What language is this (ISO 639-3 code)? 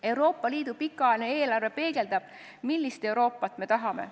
est